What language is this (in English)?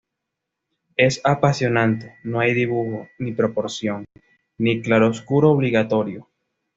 Spanish